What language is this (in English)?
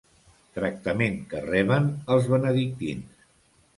Catalan